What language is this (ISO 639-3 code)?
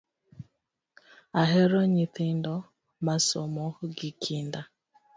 luo